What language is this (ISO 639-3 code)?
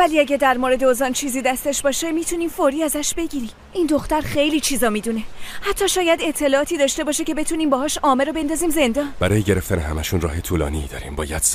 fas